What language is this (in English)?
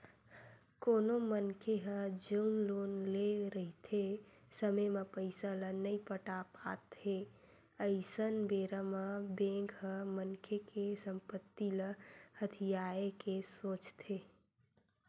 Chhattisgarhi